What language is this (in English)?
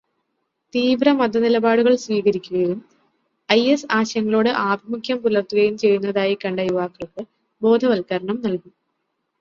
Malayalam